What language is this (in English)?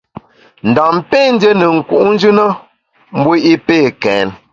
Bamun